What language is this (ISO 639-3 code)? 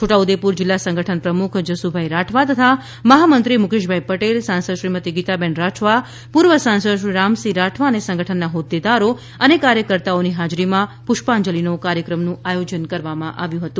guj